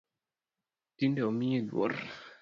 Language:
Luo (Kenya and Tanzania)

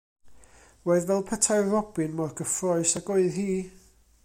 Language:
Welsh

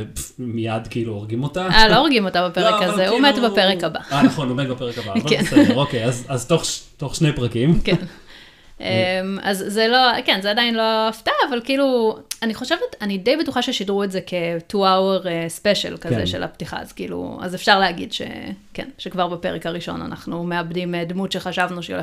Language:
Hebrew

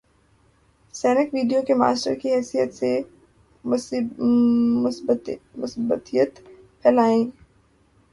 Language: Urdu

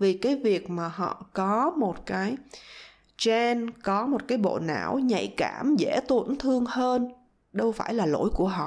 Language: Vietnamese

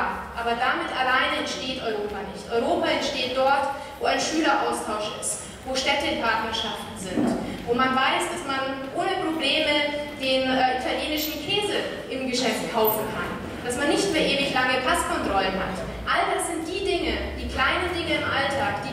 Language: German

